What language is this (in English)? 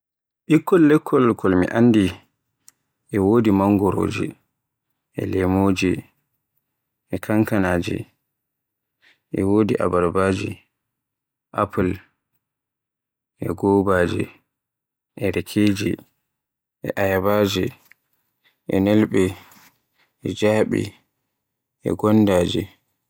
Borgu Fulfulde